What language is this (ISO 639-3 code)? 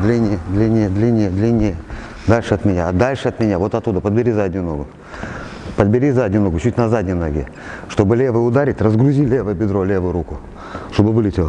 rus